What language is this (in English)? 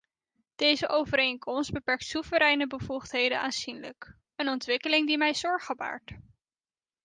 Dutch